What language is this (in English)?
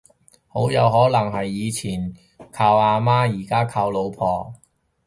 Cantonese